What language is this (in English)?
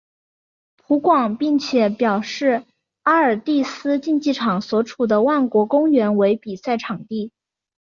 Chinese